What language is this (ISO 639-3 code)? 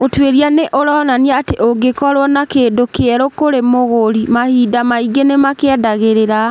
kik